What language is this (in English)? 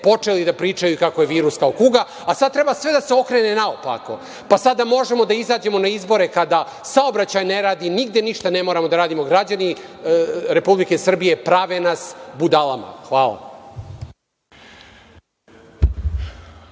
Serbian